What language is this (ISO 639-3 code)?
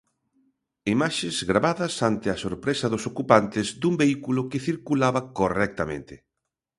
glg